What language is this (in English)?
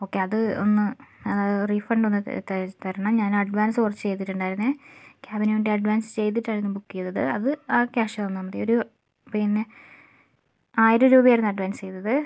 Malayalam